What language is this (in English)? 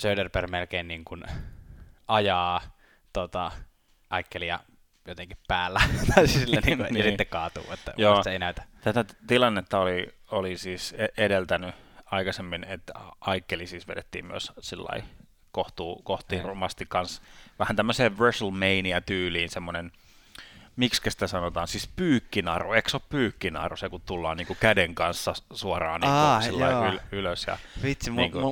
Finnish